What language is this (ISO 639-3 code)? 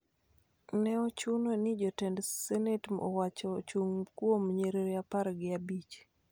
luo